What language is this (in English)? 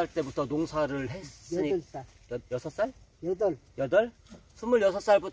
Korean